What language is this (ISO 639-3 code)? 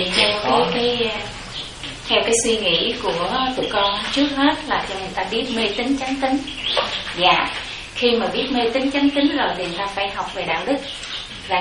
vie